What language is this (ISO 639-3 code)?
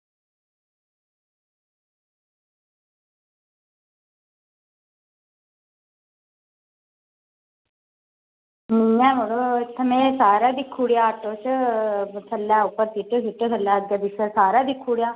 doi